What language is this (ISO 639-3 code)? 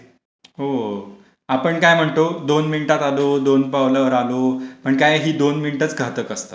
mar